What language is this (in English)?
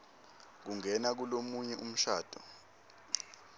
Swati